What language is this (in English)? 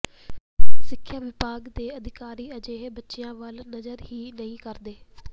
Punjabi